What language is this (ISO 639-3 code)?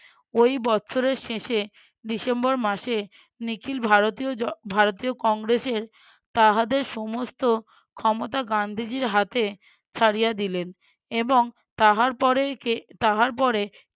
ben